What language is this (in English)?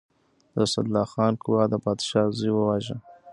Pashto